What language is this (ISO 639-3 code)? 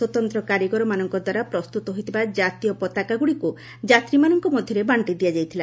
ori